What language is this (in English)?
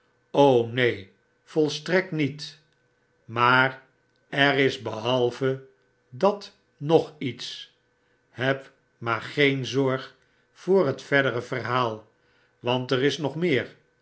Dutch